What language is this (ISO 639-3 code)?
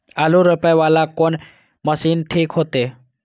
mai